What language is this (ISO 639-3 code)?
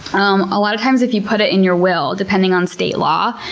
eng